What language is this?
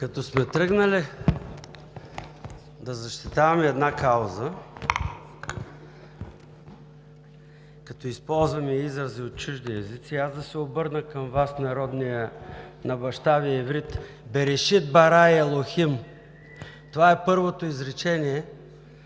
Bulgarian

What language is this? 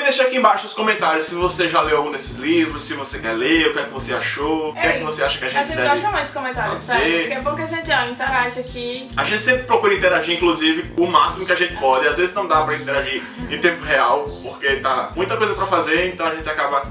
Portuguese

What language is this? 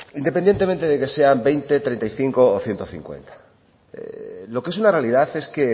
Spanish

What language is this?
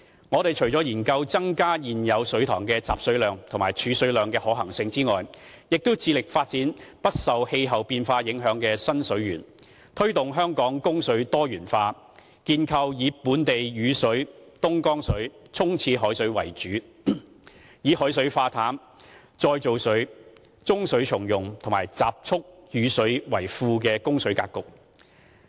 Cantonese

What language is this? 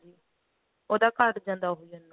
Punjabi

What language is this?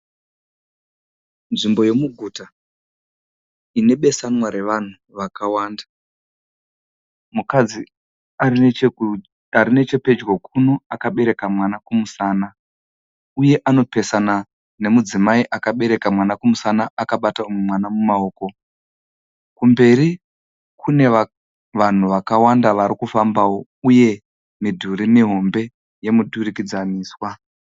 Shona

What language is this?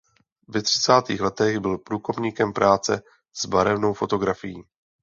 Czech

